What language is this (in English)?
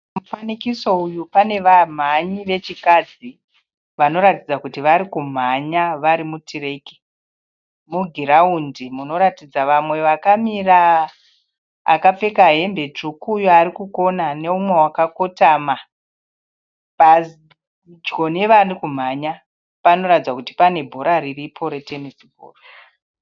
Shona